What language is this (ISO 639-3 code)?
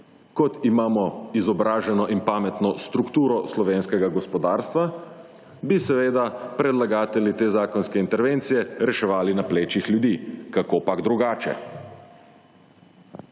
slv